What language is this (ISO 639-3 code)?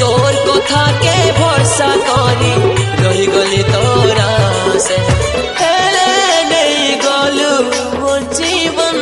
hin